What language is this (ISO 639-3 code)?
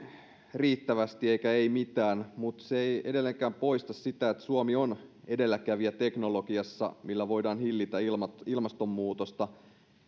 fin